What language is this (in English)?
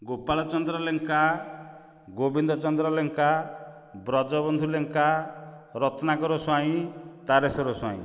Odia